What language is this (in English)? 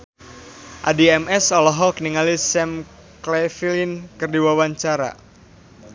Sundanese